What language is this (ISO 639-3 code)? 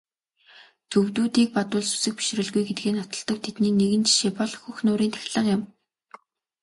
mon